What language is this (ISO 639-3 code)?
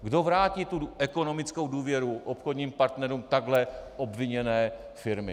ces